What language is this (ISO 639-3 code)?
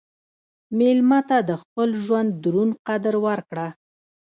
pus